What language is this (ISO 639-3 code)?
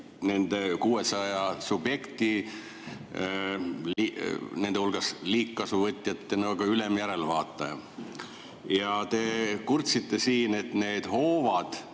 est